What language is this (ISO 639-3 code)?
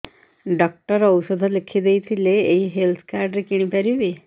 ori